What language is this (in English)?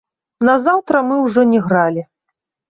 Belarusian